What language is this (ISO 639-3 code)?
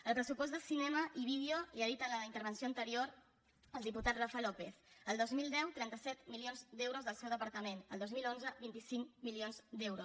cat